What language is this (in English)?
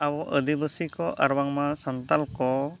Santali